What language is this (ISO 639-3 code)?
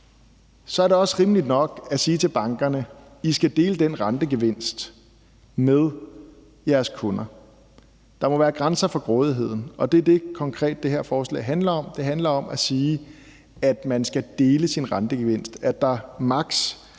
dan